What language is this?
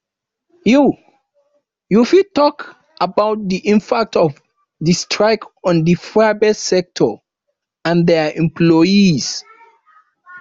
Nigerian Pidgin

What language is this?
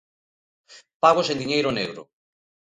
Galician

